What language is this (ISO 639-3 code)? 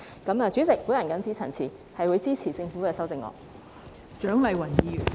yue